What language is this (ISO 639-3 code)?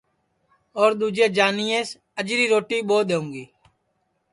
ssi